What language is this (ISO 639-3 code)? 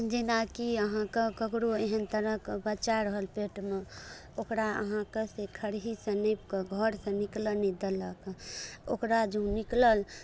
mai